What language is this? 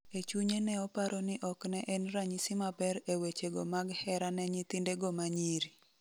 Luo (Kenya and Tanzania)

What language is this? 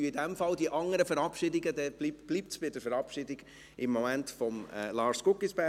Swiss German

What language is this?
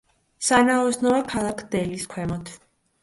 Georgian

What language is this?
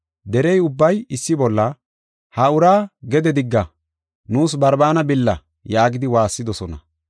Gofa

